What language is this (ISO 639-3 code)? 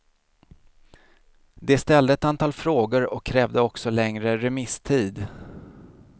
swe